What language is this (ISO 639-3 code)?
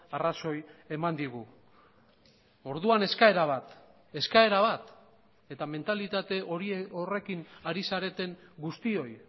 eus